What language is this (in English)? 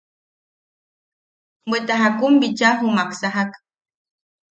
Yaqui